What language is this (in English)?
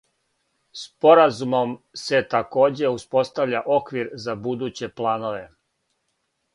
Serbian